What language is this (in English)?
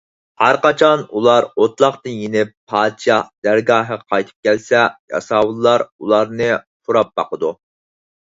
Uyghur